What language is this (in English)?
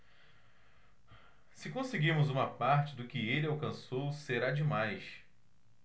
Portuguese